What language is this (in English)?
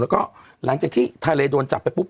Thai